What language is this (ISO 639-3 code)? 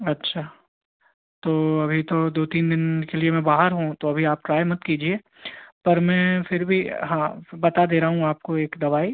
hin